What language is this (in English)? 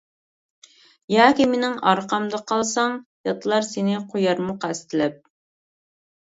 Uyghur